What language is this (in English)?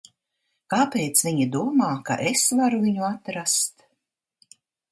Latvian